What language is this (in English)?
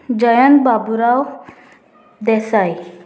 Konkani